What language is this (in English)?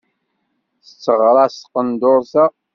Kabyle